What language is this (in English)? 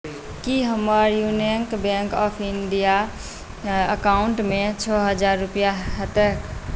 Maithili